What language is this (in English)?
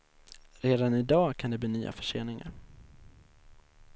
Swedish